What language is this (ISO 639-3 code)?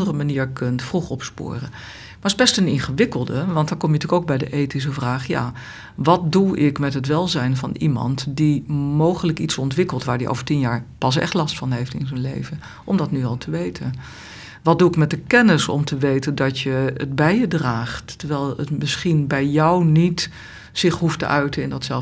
nld